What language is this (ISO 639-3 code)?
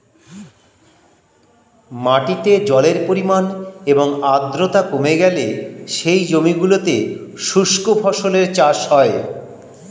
ben